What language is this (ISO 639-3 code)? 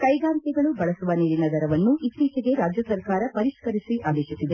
kan